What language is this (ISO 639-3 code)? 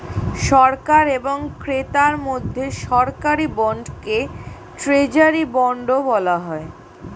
ben